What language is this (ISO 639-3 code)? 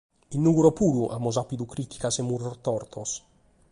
srd